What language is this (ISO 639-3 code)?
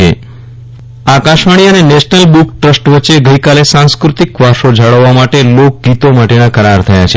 guj